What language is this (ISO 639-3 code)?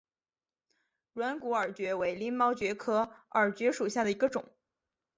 zho